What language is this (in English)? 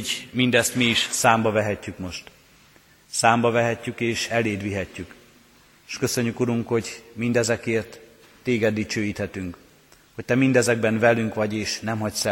Hungarian